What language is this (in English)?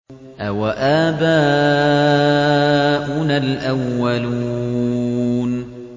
Arabic